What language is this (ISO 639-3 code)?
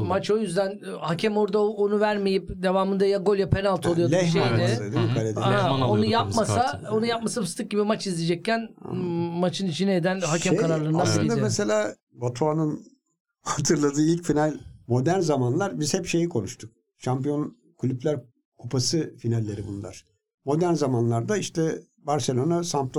tur